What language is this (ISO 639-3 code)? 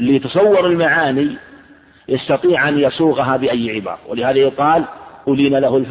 ara